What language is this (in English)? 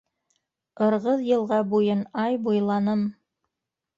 Bashkir